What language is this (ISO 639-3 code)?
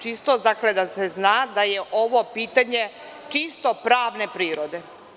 srp